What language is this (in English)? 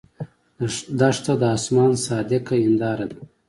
Pashto